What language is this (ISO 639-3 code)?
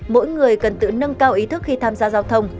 vie